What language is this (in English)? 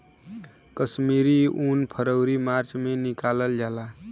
Bhojpuri